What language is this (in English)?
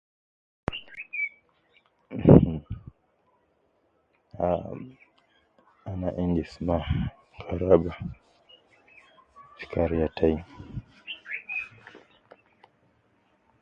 Nubi